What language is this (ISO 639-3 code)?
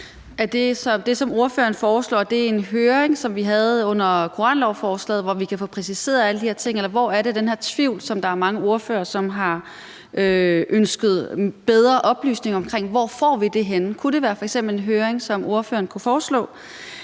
dan